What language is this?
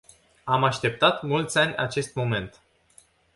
Romanian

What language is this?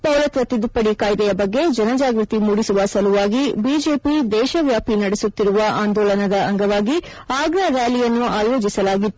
Kannada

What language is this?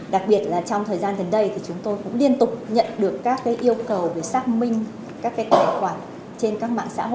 Vietnamese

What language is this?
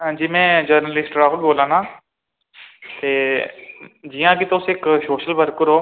Dogri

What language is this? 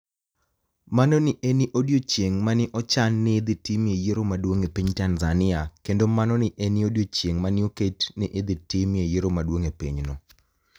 Luo (Kenya and Tanzania)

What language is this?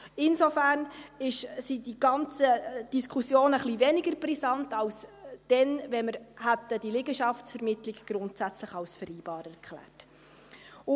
Swiss German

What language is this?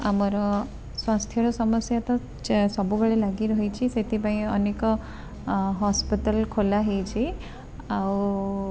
Odia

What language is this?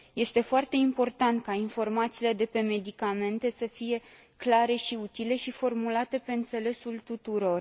Romanian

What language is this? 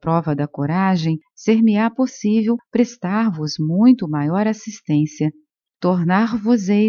Portuguese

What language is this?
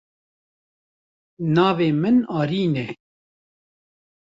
Kurdish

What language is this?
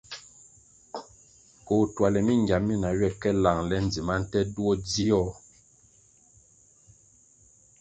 Kwasio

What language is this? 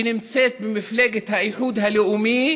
Hebrew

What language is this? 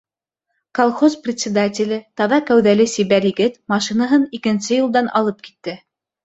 Bashkir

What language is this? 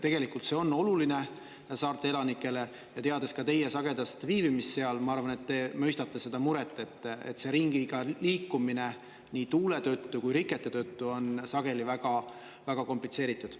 Estonian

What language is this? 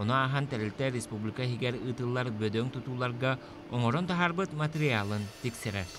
Turkish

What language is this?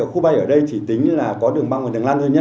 Vietnamese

